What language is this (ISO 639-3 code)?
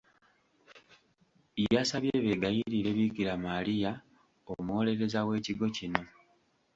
lug